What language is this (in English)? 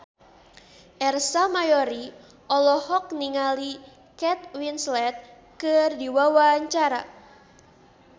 Sundanese